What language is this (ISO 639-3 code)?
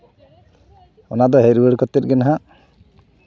sat